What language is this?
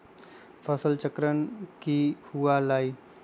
Magahi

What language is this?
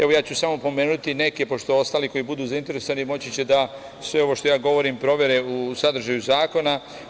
Serbian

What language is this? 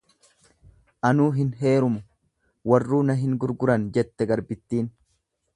Oromo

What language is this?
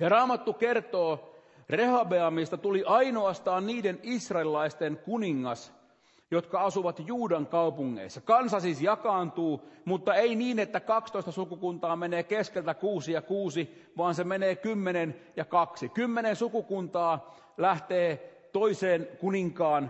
Finnish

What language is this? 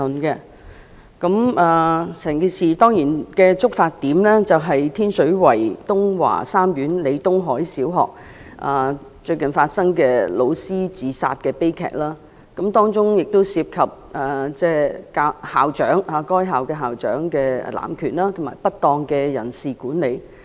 Cantonese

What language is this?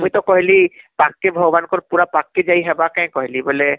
Odia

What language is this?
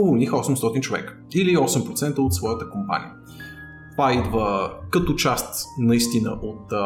Bulgarian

